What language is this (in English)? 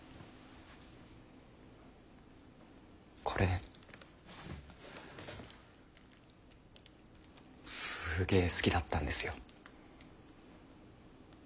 Japanese